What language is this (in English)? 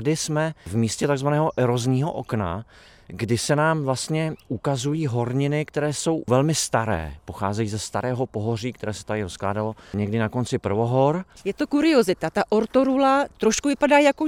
Czech